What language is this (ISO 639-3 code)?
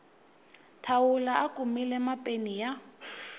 tso